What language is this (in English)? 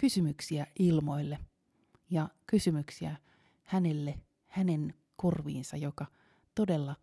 Finnish